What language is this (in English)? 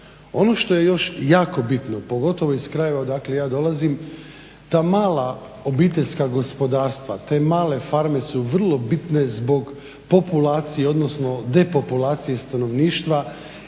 Croatian